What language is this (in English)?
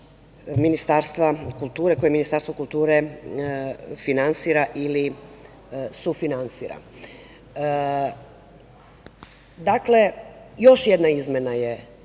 Serbian